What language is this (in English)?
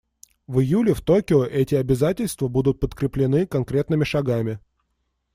Russian